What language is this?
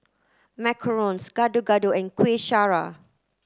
English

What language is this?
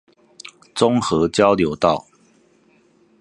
Chinese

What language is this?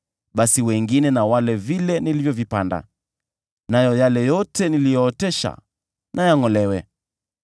Swahili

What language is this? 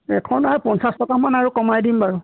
Assamese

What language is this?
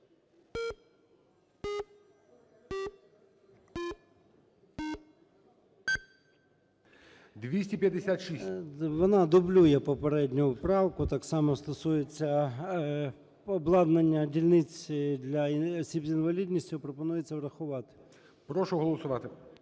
Ukrainian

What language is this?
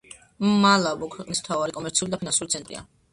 Georgian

